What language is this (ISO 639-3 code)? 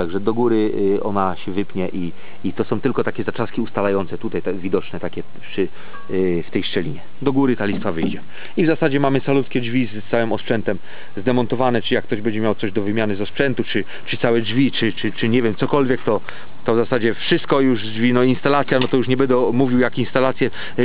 pol